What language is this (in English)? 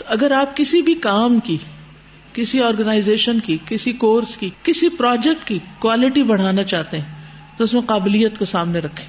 Urdu